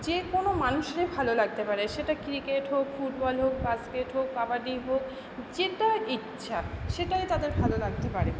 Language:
Bangla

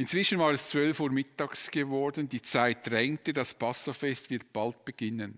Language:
German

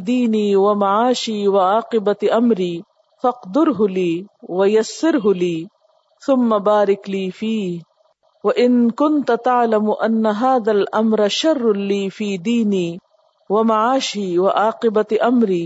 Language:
Urdu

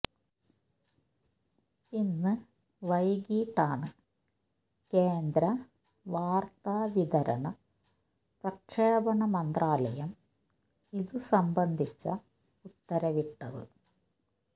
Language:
Malayalam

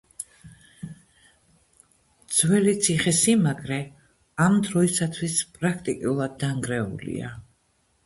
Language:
Georgian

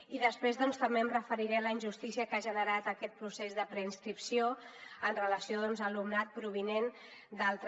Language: Catalan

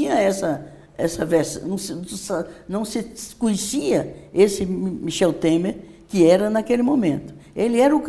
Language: Portuguese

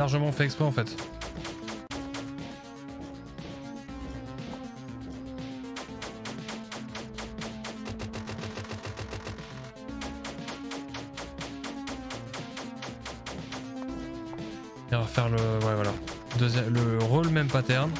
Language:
French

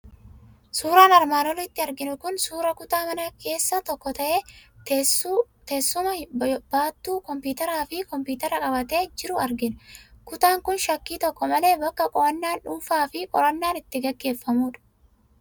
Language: Oromo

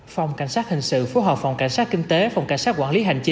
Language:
Vietnamese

